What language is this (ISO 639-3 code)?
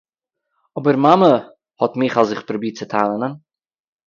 yid